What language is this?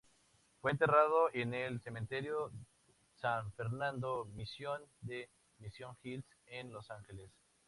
Spanish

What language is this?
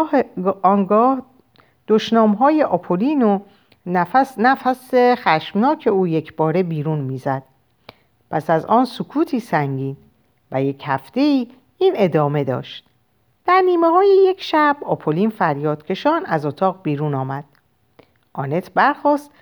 Persian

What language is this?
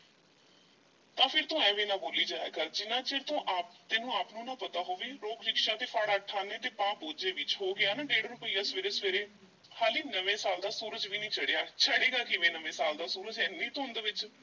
Punjabi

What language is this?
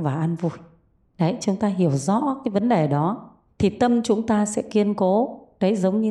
Vietnamese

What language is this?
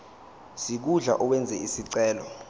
Zulu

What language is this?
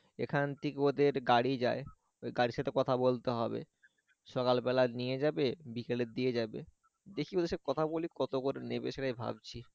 Bangla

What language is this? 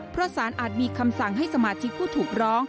Thai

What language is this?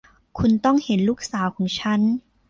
Thai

